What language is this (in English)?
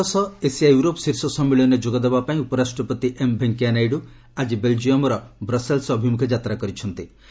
Odia